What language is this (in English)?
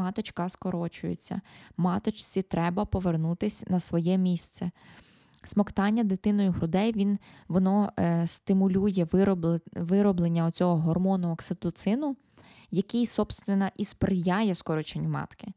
Ukrainian